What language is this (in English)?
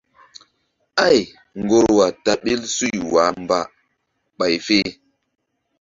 Mbum